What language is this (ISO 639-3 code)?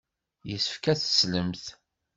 kab